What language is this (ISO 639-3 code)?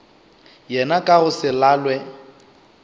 nso